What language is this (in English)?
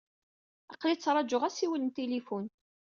Kabyle